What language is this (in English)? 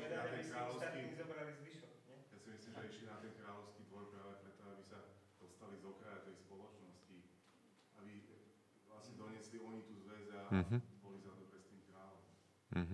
Slovak